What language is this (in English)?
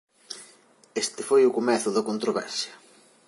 Galician